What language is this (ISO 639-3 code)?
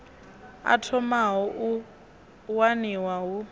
ven